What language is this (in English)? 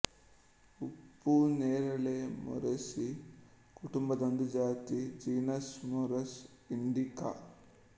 Kannada